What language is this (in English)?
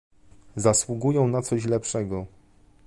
Polish